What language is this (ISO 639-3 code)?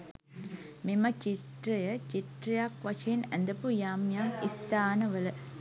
sin